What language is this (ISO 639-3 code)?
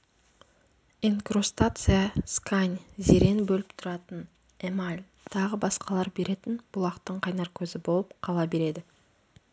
kaz